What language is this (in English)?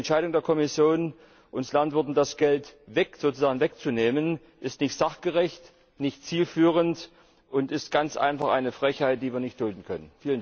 German